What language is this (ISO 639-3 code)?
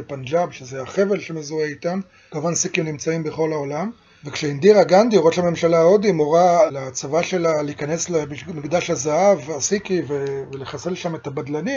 heb